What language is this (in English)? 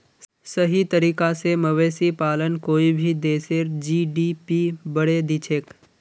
Magahi